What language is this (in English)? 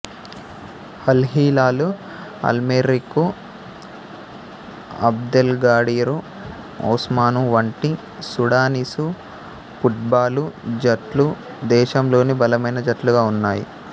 Telugu